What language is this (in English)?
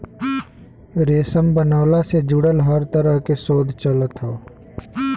Bhojpuri